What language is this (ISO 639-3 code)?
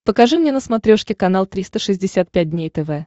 rus